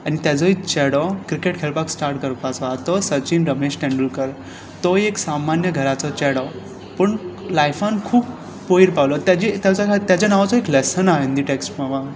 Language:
Konkani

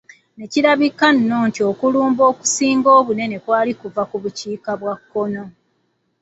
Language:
Ganda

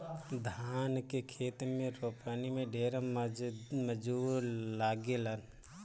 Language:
Bhojpuri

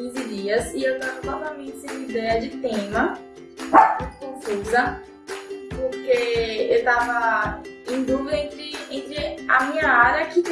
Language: Portuguese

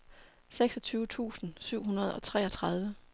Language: Danish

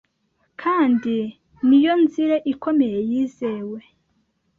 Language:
Kinyarwanda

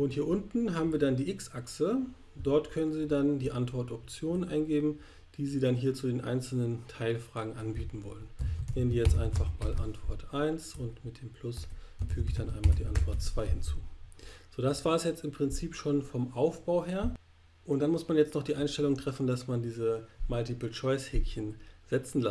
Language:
German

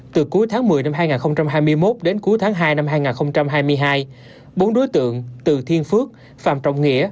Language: Vietnamese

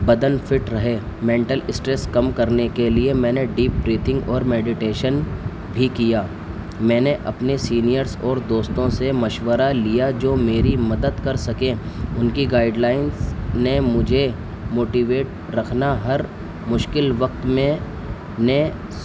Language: Urdu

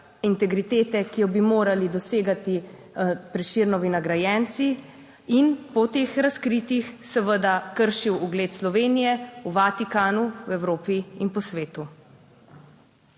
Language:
Slovenian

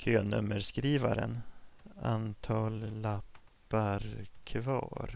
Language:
Swedish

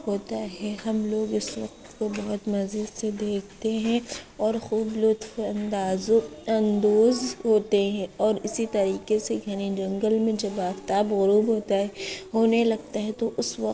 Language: Urdu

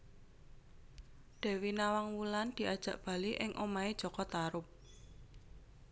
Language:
Javanese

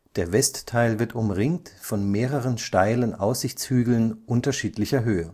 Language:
German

